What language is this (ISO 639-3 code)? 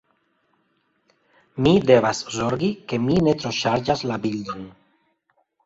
epo